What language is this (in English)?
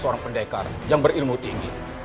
Indonesian